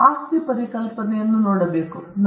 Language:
Kannada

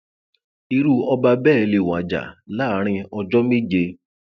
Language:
Yoruba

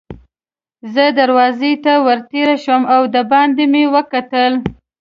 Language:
Pashto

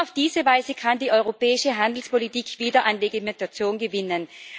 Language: German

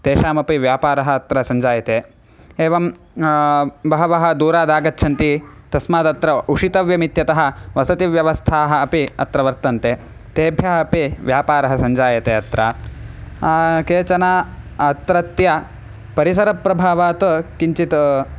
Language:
Sanskrit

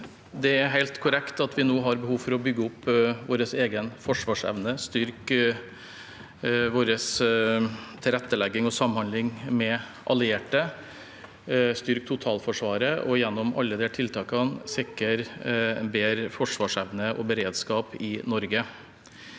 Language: Norwegian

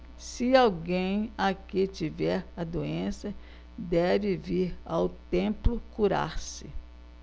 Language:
Portuguese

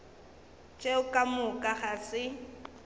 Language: Northern Sotho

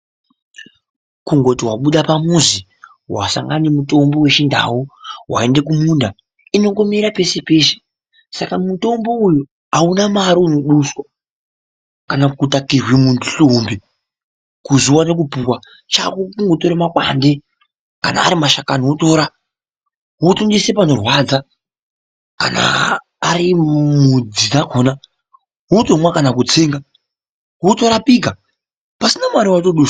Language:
Ndau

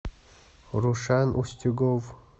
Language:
Russian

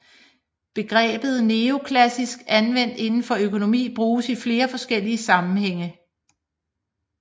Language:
Danish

